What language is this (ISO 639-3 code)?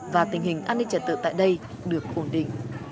vie